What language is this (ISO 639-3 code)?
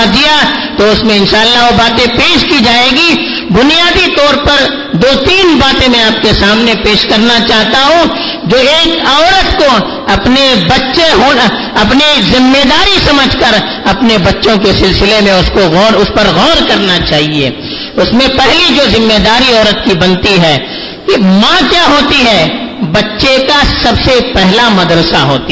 urd